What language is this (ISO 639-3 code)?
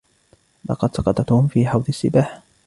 ara